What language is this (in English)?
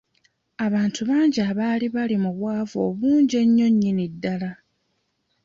Ganda